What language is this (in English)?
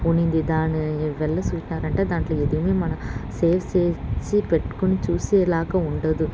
Telugu